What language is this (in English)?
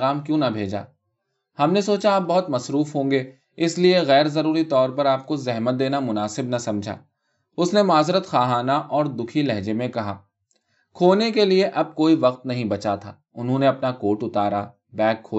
Urdu